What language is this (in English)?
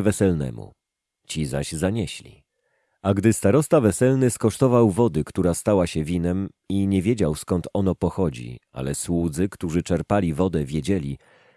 Polish